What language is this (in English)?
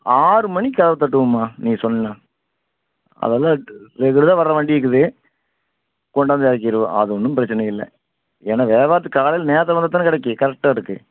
Tamil